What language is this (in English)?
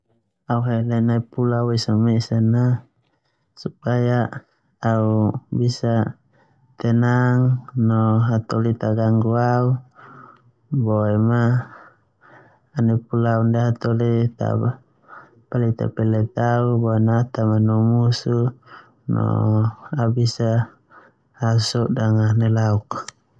Termanu